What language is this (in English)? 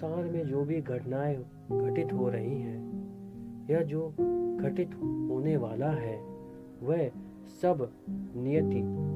Hindi